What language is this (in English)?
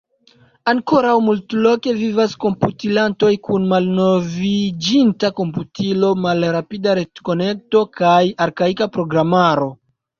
Esperanto